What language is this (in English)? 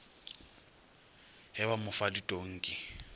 Northern Sotho